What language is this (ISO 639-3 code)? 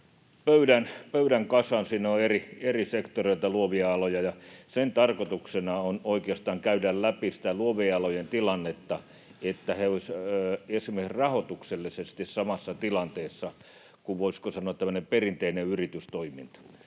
fin